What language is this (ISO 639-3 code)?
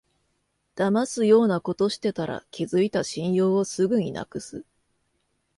jpn